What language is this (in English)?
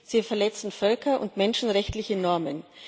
German